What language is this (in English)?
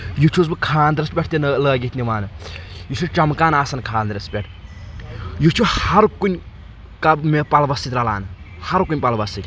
Kashmiri